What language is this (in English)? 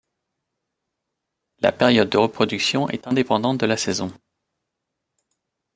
French